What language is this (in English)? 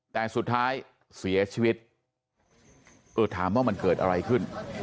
Thai